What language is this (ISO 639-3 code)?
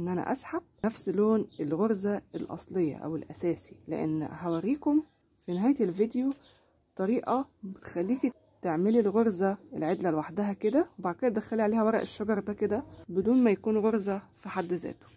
ara